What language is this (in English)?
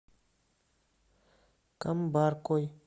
Russian